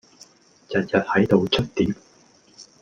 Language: Cantonese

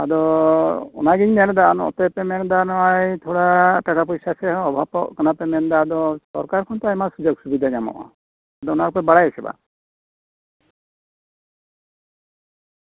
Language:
Santali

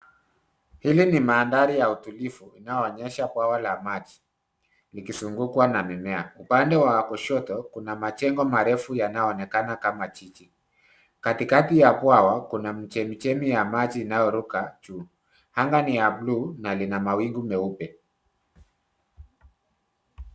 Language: Swahili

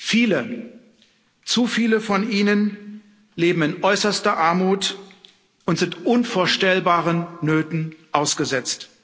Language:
German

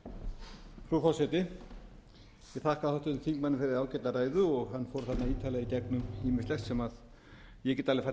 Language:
Icelandic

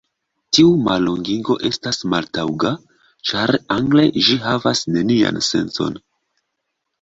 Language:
Esperanto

